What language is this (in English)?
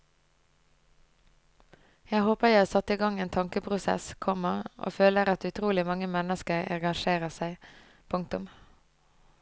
Norwegian